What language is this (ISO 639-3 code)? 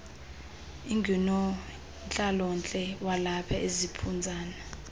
xho